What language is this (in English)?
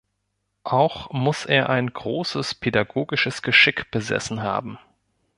German